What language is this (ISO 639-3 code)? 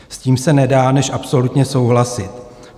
ces